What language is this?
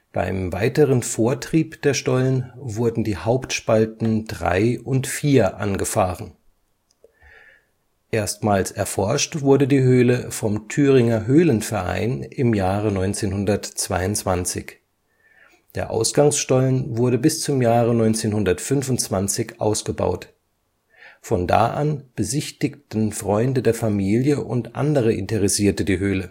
German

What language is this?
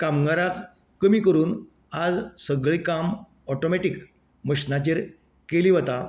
Konkani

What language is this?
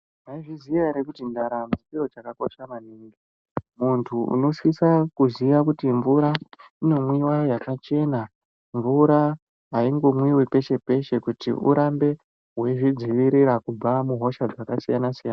Ndau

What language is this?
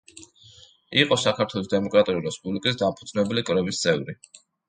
Georgian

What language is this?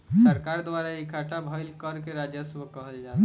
Bhojpuri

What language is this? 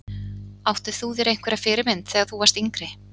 Icelandic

